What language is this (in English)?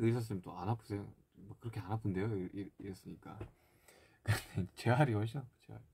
Korean